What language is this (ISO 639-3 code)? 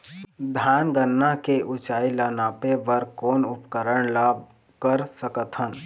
hne